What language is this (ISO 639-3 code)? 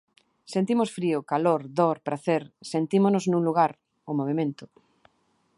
glg